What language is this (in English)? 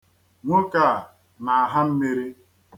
Igbo